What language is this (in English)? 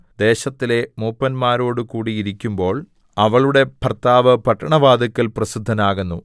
Malayalam